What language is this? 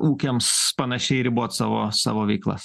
Lithuanian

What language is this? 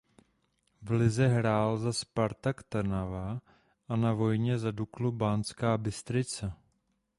Czech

